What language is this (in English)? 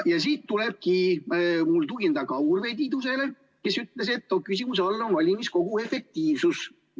Estonian